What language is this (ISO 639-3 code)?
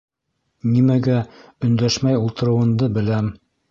bak